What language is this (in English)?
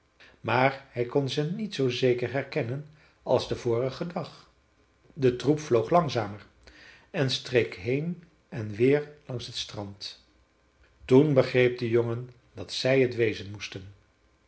Dutch